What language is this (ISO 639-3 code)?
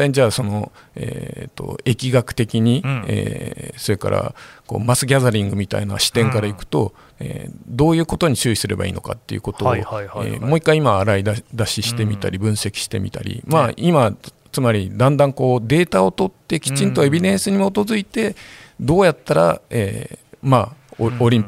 jpn